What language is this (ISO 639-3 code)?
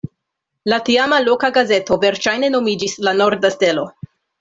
epo